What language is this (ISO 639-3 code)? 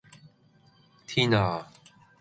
yue